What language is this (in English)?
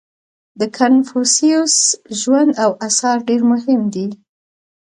Pashto